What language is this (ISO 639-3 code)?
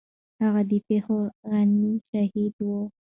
pus